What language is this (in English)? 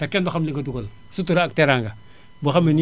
Wolof